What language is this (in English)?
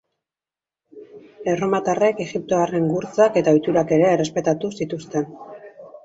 Basque